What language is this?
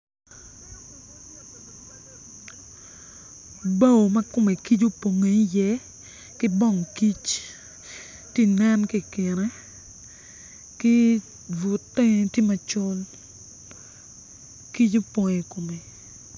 Acoli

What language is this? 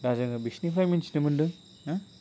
Bodo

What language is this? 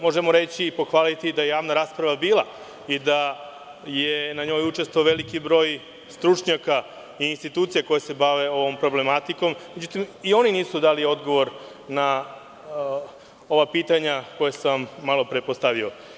Serbian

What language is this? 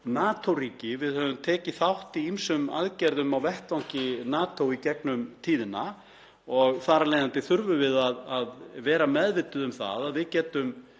Icelandic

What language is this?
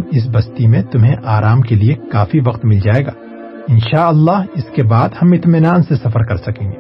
Urdu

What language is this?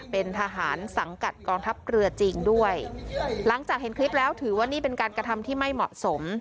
Thai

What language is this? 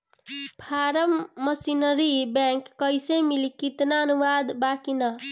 Bhojpuri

